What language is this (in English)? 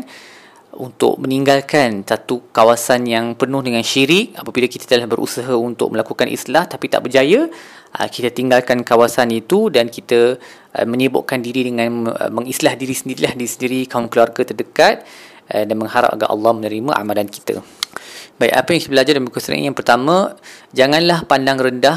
Malay